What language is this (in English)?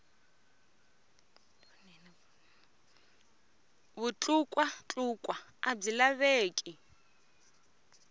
Tsonga